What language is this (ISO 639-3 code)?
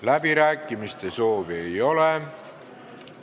est